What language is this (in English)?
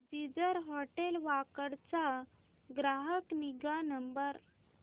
Marathi